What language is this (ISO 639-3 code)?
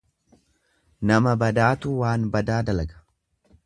orm